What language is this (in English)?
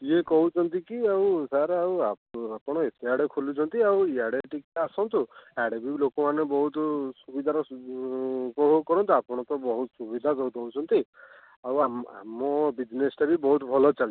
Odia